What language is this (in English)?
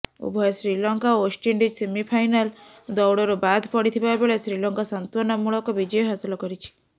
Odia